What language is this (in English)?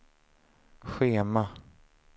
Swedish